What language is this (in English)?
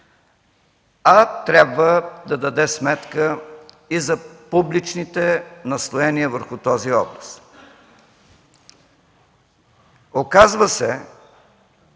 Bulgarian